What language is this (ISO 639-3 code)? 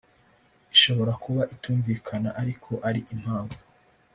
kin